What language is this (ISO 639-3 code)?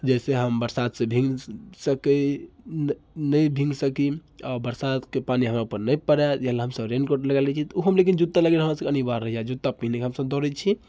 mai